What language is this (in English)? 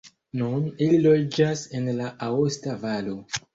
Esperanto